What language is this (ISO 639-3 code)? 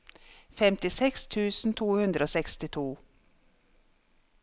nor